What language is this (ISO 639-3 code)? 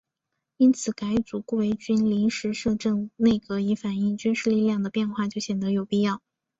zho